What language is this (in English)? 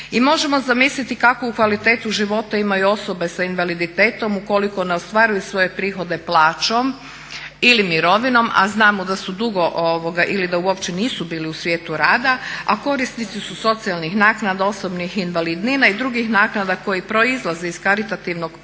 Croatian